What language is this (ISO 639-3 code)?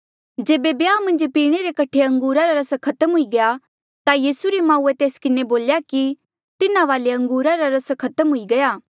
mjl